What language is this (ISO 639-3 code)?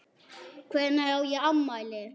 isl